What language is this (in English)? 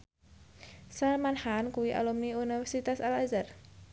Javanese